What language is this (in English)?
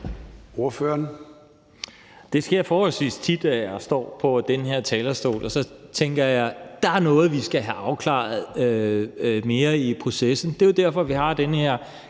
Danish